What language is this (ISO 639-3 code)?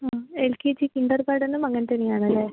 mal